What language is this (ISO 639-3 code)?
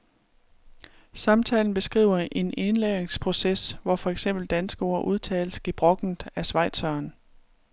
dan